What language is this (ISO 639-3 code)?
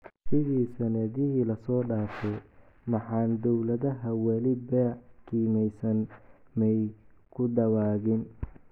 som